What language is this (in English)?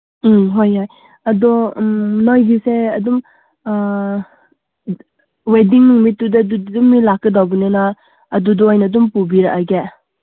Manipuri